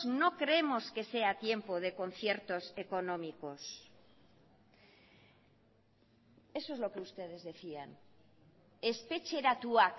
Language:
Spanish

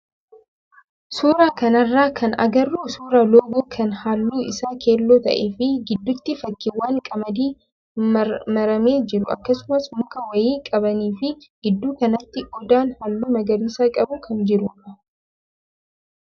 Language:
Oromo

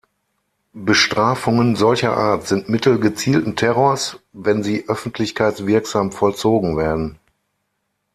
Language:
German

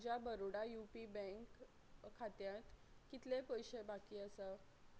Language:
Konkani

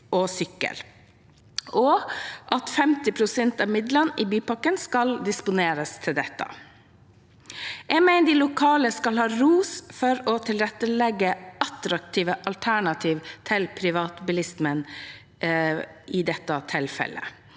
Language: Norwegian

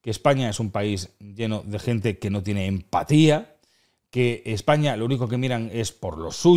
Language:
Spanish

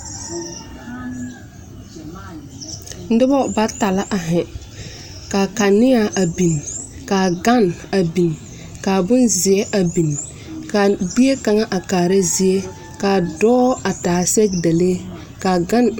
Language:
Southern Dagaare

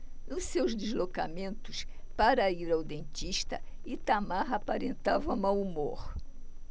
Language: Portuguese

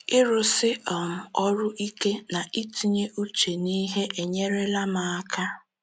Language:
Igbo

